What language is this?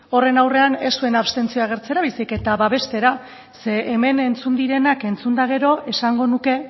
Basque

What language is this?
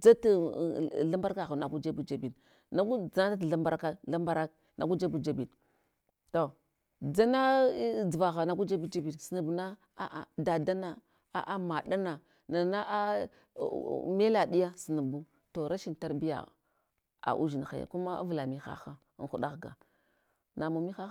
Hwana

